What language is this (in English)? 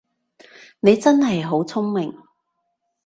Cantonese